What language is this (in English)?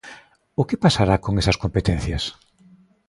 Galician